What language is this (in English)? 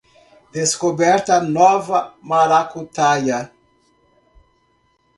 Portuguese